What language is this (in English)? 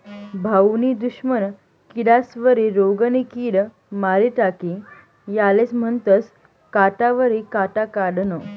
Marathi